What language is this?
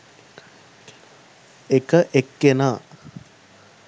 Sinhala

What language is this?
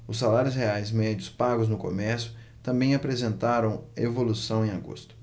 Portuguese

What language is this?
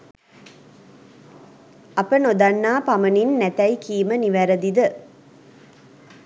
Sinhala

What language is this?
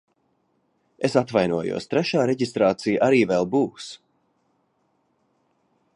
Latvian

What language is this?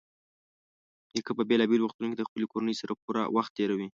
Pashto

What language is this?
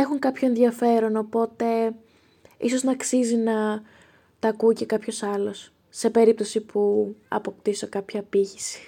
Greek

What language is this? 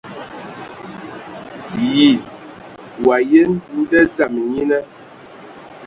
Ewondo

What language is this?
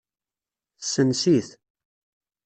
Kabyle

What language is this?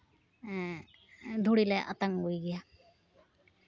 Santali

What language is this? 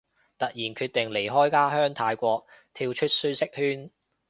Cantonese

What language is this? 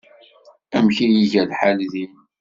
Kabyle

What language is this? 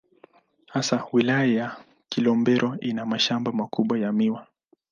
Swahili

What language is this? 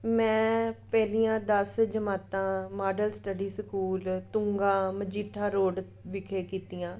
Punjabi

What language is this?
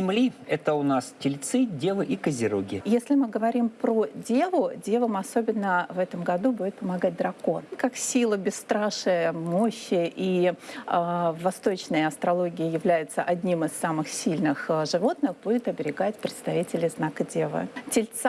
Russian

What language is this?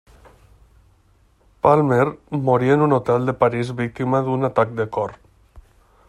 Catalan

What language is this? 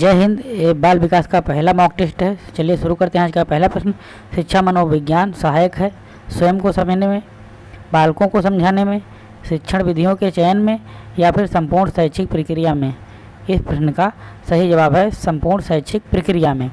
Hindi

